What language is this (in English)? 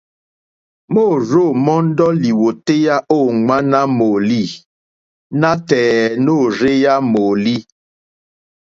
Mokpwe